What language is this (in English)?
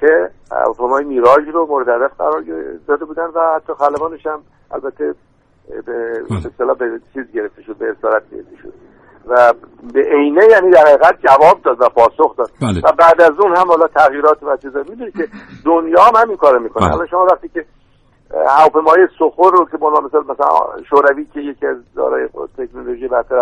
Persian